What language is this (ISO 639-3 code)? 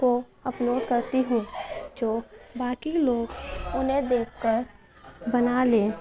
urd